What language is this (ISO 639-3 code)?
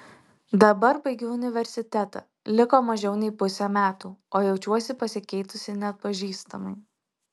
lit